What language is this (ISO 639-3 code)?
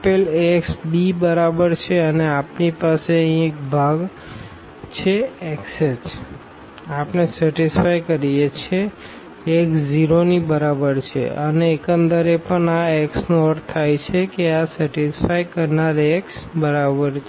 guj